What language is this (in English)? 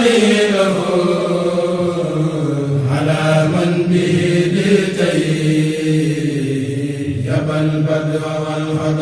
Arabic